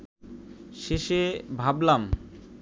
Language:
Bangla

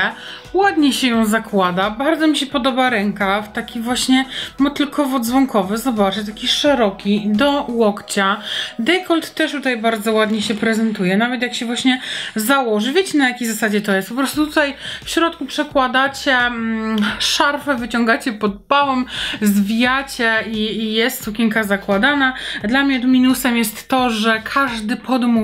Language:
Polish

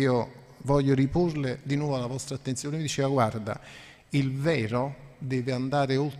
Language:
Italian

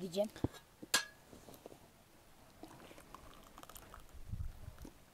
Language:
Turkish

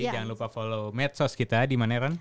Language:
Indonesian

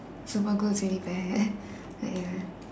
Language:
English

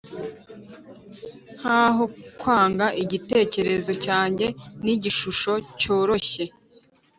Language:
Kinyarwanda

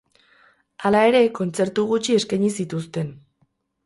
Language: Basque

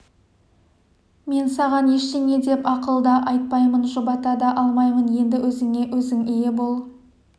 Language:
Kazakh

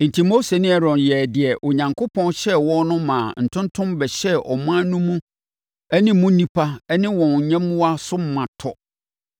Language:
Akan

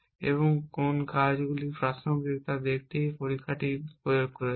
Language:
Bangla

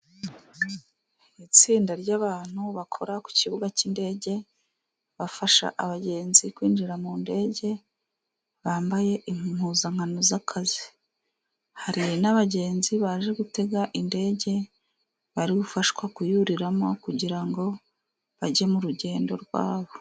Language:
Kinyarwanda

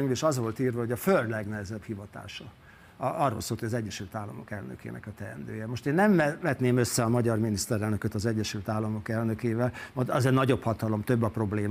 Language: Hungarian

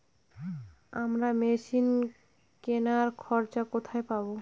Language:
Bangla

